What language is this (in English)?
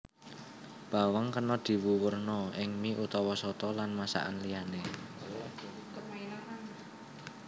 Javanese